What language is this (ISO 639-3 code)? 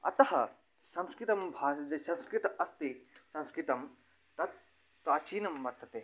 san